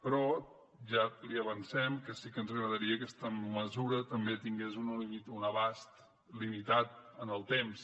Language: Catalan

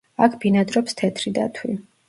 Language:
Georgian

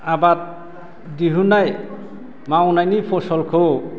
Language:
Bodo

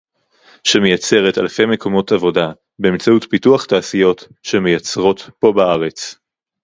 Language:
Hebrew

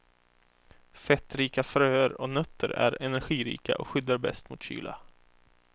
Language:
Swedish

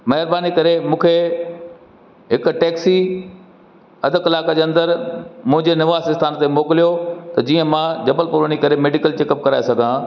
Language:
Sindhi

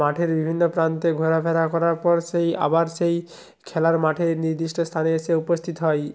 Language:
Bangla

